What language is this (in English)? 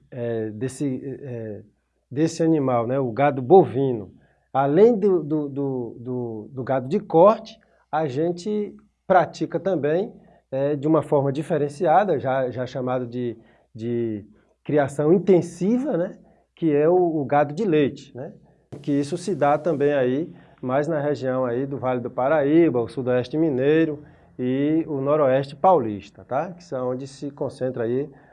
Portuguese